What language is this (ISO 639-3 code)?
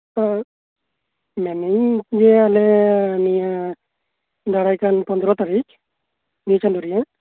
sat